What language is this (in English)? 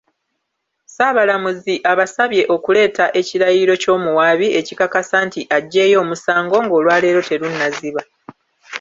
Ganda